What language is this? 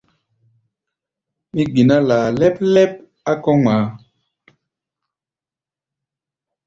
Gbaya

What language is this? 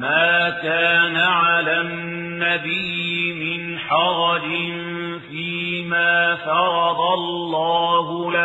Arabic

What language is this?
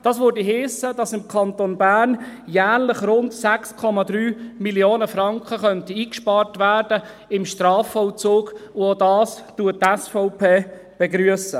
Swiss German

